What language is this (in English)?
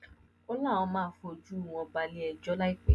Yoruba